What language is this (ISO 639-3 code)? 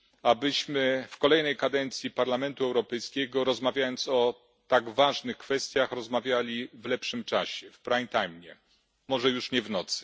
pol